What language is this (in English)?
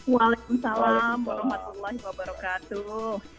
Indonesian